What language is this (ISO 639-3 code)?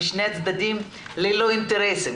heb